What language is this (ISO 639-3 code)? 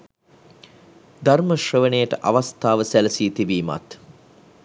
sin